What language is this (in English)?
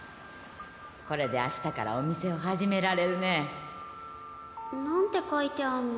Japanese